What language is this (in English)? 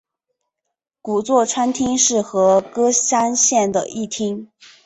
Chinese